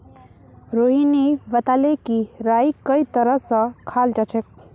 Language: Magahi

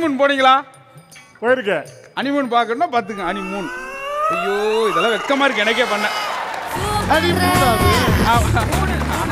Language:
Arabic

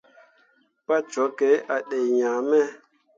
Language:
Mundang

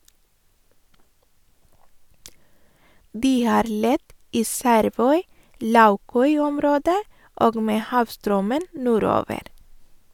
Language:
Norwegian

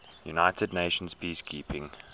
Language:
English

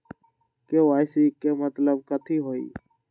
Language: Magahi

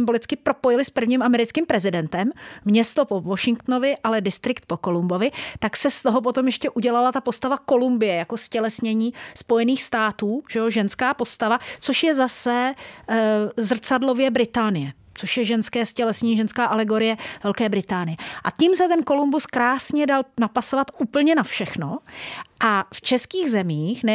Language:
Czech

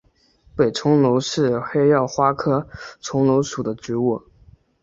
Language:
Chinese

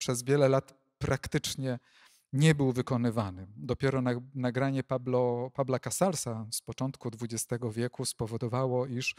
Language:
Polish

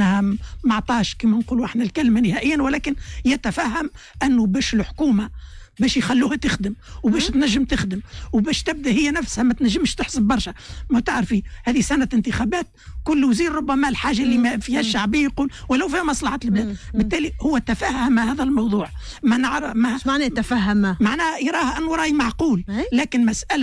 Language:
Arabic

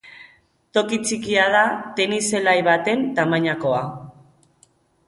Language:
Basque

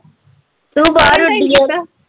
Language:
Punjabi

